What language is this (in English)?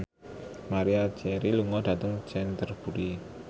Javanese